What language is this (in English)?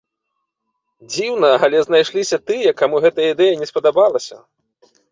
Belarusian